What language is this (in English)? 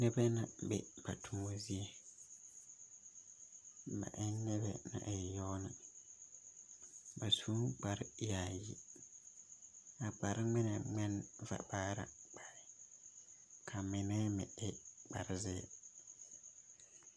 Southern Dagaare